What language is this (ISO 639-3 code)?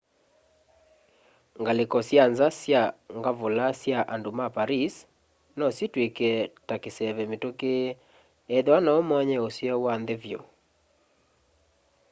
kam